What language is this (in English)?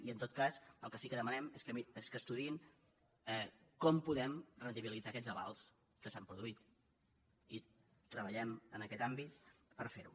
Catalan